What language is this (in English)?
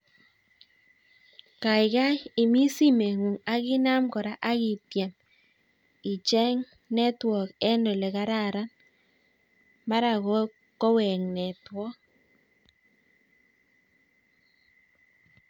Kalenjin